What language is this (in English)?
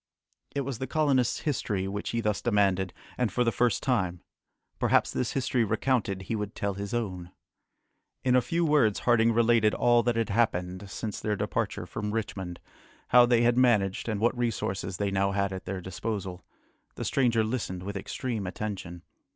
English